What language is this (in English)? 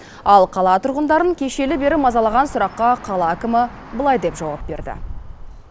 Kazakh